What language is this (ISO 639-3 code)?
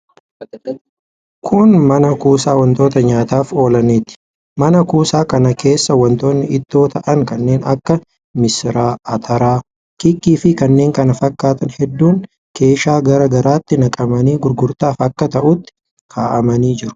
orm